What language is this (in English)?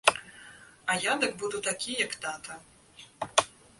Belarusian